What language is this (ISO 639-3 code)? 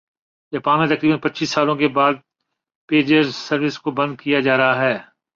urd